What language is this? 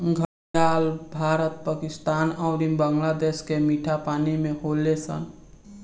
Bhojpuri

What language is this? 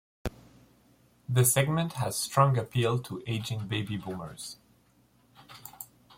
English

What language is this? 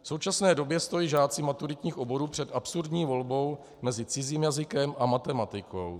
Czech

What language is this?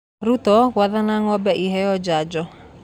Kikuyu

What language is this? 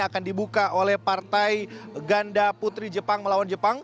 Indonesian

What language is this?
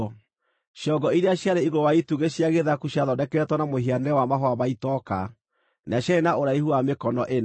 Kikuyu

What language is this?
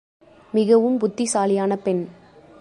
Tamil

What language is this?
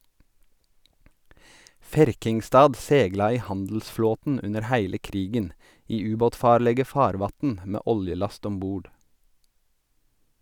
Norwegian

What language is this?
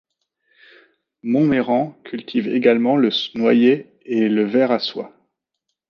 French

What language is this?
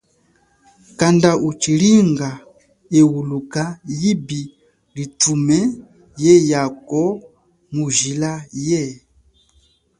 Chokwe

